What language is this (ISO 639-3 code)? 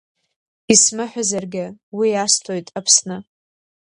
abk